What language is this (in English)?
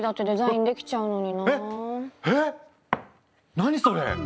Japanese